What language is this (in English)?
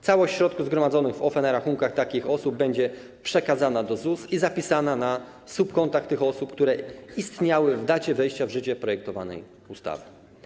Polish